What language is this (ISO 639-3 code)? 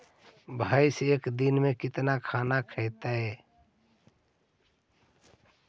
mag